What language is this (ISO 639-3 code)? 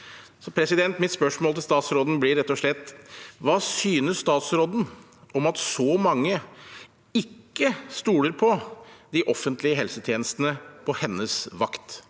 nor